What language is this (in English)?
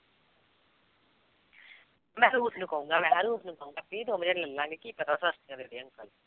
Punjabi